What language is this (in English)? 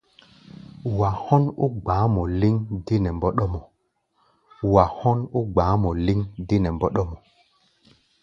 Gbaya